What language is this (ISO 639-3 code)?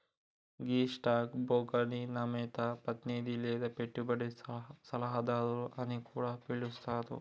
tel